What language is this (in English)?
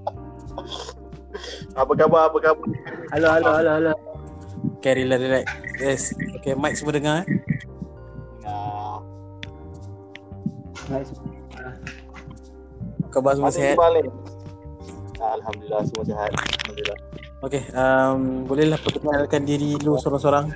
Malay